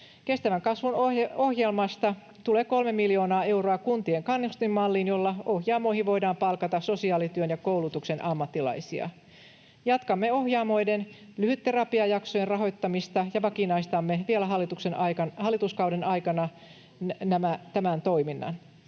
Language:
Finnish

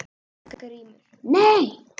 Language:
Icelandic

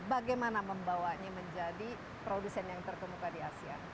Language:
Indonesian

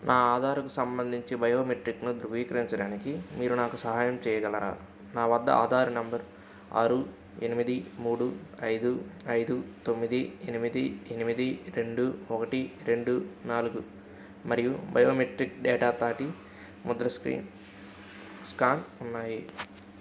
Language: Telugu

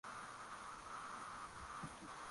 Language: Swahili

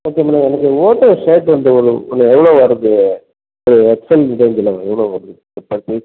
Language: Tamil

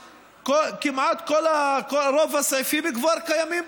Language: Hebrew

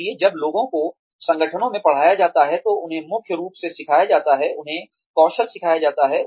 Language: Hindi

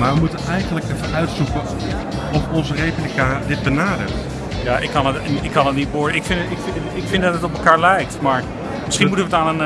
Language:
Dutch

